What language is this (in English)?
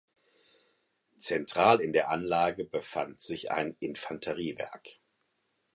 German